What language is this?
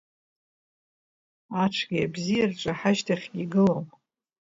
Abkhazian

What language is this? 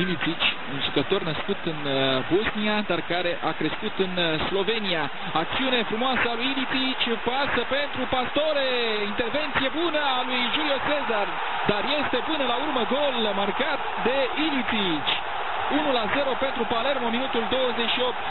Romanian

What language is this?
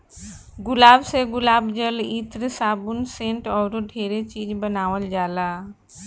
Bhojpuri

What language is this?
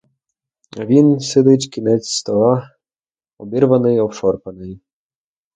Ukrainian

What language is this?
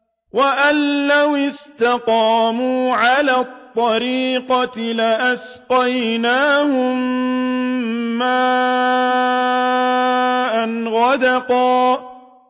Arabic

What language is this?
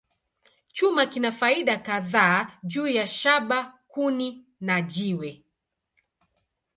Swahili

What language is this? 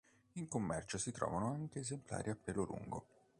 Italian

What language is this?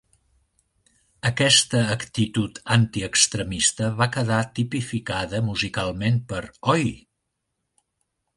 Catalan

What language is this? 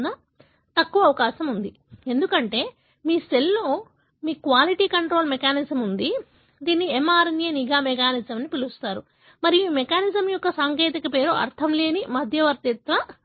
Telugu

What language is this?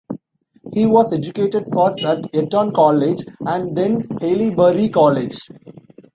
English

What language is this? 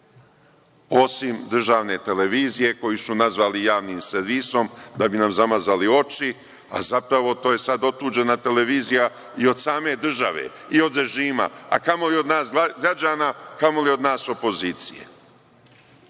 Serbian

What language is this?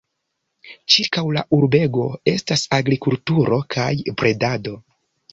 Esperanto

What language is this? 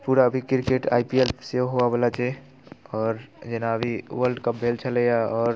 Maithili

